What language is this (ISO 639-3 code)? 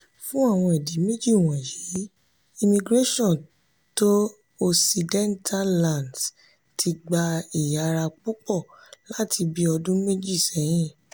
yor